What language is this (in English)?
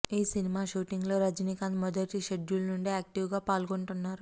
Telugu